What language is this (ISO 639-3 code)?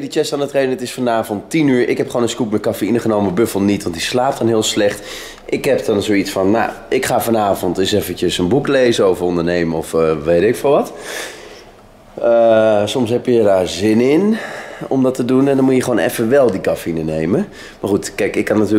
nld